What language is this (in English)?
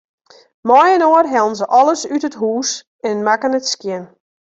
Western Frisian